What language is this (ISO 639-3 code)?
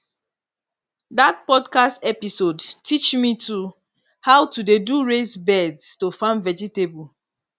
pcm